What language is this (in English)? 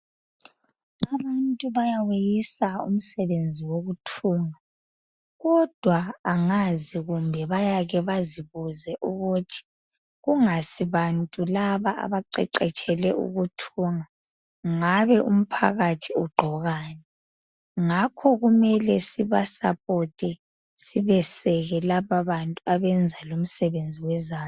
North Ndebele